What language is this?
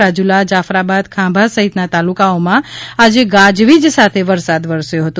Gujarati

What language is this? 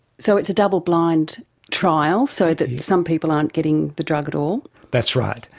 English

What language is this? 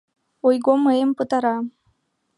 Mari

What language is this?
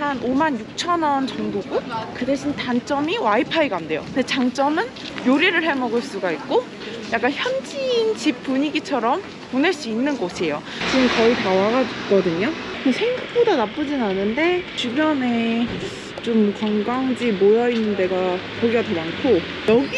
Korean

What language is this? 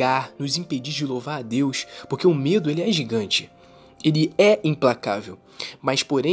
Portuguese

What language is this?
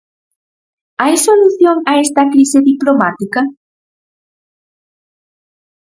Galician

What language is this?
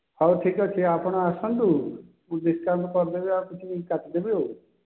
Odia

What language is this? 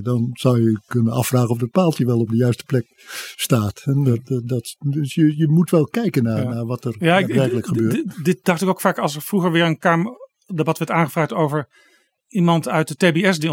Dutch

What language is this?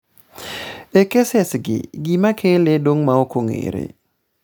Luo (Kenya and Tanzania)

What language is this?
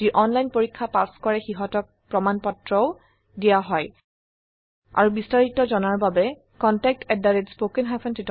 Assamese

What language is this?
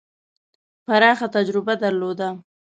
Pashto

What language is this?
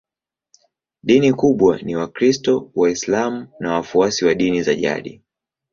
Swahili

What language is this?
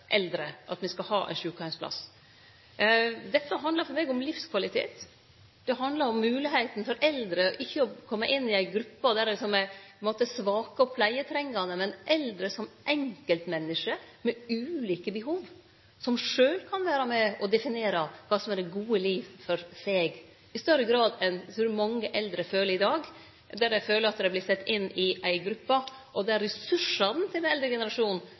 Norwegian Nynorsk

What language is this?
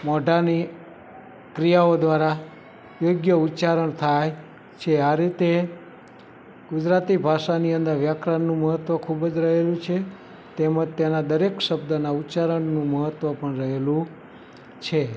Gujarati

